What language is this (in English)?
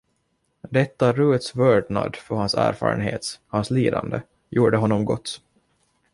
Swedish